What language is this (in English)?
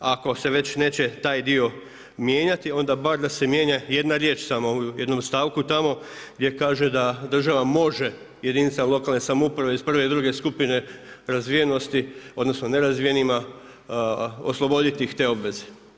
Croatian